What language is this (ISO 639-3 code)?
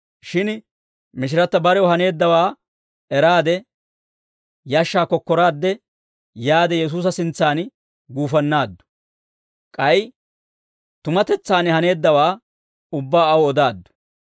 dwr